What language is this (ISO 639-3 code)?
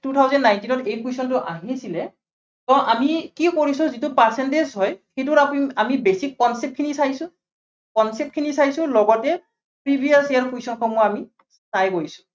asm